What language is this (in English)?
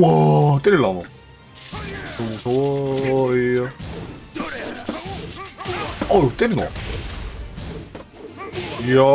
Korean